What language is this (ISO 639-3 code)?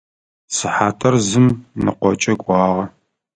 ady